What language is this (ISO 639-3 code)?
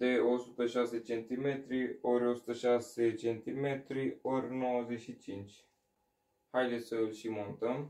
ron